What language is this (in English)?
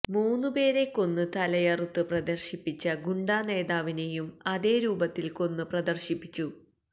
Malayalam